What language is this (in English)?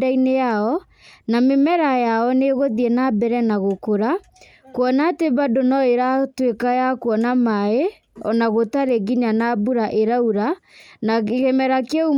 Kikuyu